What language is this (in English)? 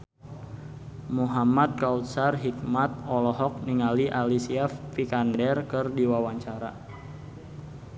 Sundanese